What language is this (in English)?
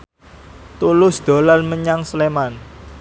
Javanese